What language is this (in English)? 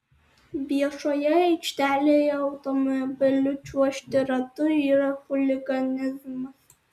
Lithuanian